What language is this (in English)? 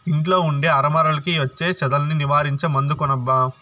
Telugu